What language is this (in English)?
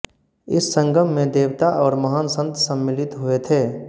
Hindi